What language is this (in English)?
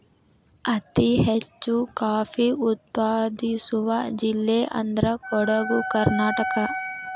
Kannada